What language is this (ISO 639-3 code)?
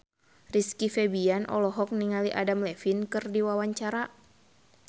sun